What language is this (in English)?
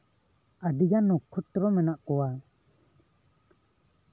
Santali